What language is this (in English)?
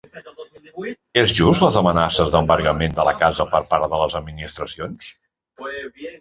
Catalan